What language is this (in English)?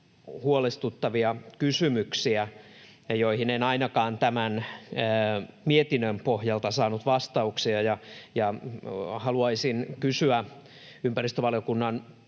Finnish